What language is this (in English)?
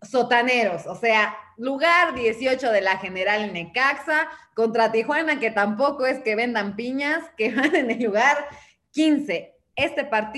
Spanish